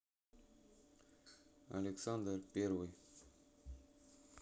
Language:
Russian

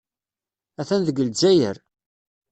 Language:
Kabyle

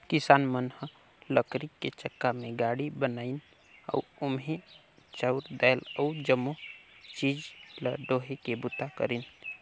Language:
Chhattisgarhi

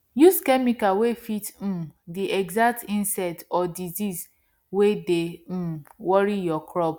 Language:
Nigerian Pidgin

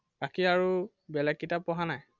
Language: Assamese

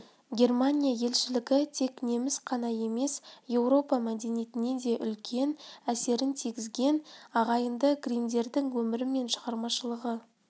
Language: Kazakh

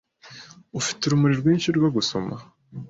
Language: Kinyarwanda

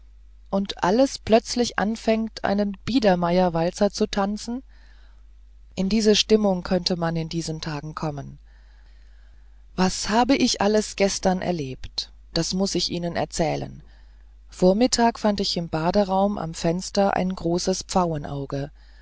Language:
German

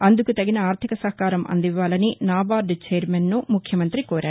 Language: Telugu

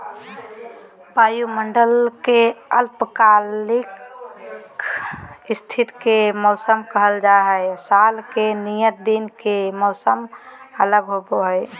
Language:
Magahi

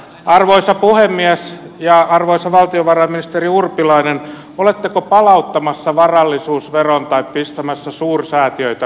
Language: Finnish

